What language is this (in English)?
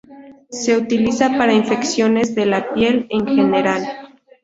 Spanish